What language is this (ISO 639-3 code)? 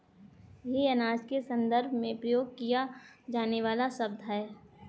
hin